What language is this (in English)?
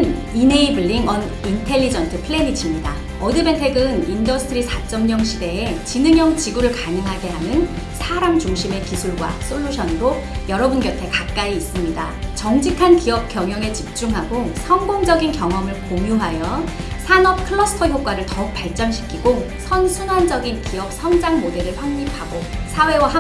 Korean